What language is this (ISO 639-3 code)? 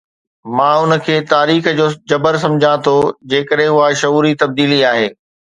snd